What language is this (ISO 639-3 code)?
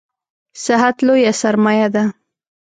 pus